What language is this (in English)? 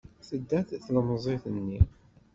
Kabyle